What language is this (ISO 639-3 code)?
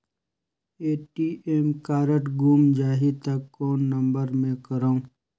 hne